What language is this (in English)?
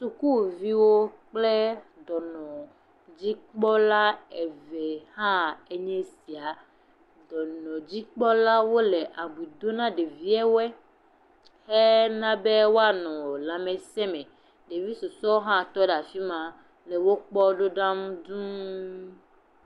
Ewe